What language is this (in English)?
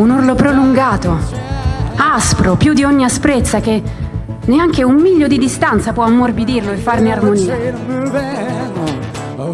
Italian